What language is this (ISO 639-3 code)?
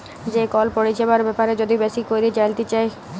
ben